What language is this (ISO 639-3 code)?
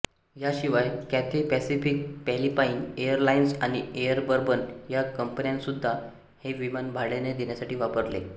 mar